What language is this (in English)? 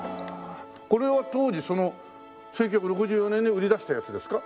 Japanese